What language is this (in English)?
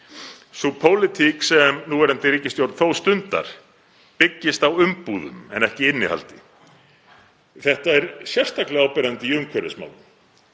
Icelandic